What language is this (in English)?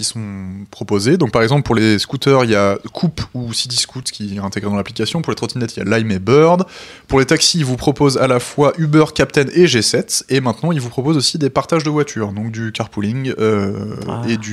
French